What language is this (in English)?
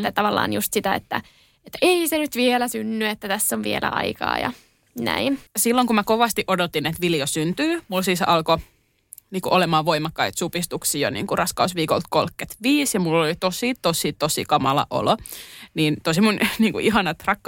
Finnish